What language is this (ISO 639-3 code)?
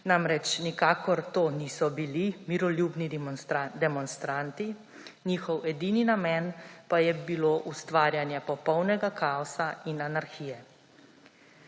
slv